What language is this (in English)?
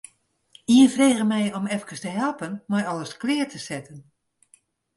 Western Frisian